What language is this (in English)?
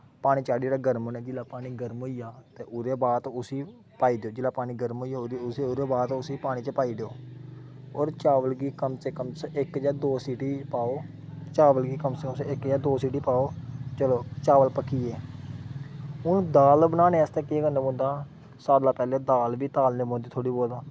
Dogri